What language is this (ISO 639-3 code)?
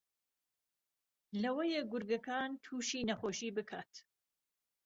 ckb